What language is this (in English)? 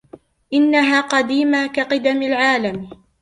Arabic